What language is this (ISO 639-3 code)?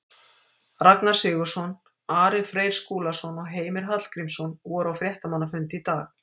isl